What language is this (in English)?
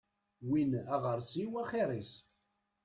Kabyle